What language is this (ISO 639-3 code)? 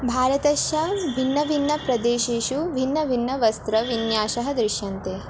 san